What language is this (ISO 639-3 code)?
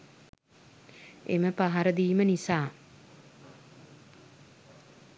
sin